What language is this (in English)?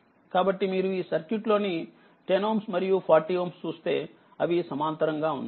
Telugu